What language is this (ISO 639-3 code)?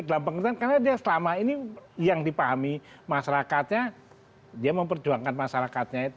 ind